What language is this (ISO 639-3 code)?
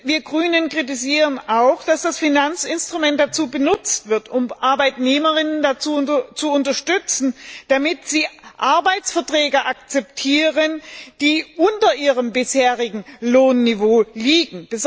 deu